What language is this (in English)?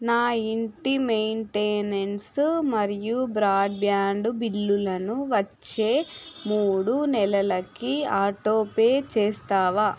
Telugu